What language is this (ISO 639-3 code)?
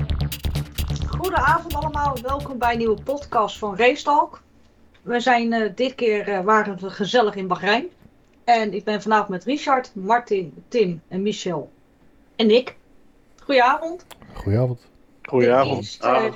nld